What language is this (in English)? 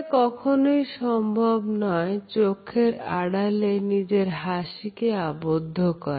Bangla